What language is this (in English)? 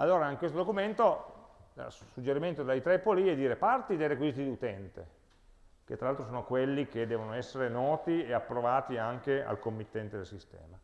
Italian